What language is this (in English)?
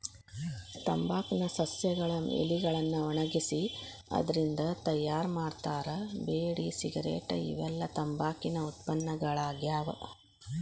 Kannada